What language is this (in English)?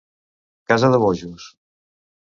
Catalan